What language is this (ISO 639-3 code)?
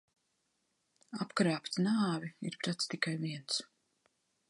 lav